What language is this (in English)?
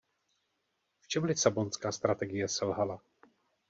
Czech